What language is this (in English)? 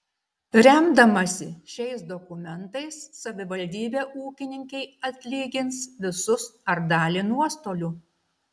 Lithuanian